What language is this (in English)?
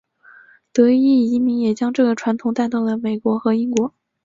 Chinese